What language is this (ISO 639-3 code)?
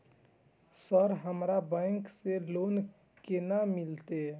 mai